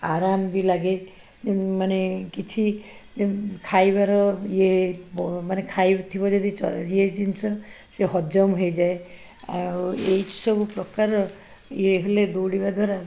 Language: Odia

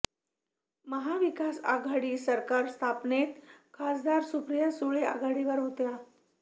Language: Marathi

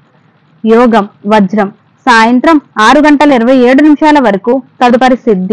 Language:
Telugu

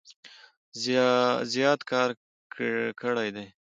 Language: Pashto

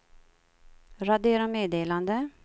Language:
Swedish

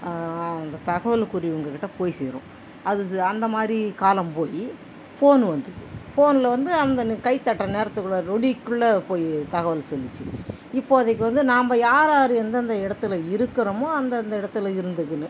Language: Tamil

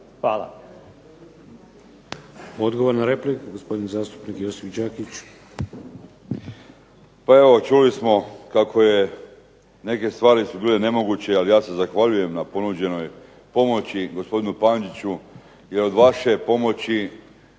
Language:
Croatian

